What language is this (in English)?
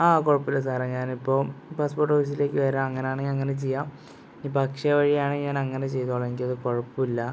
Malayalam